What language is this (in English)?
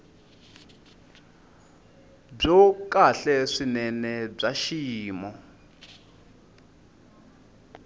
Tsonga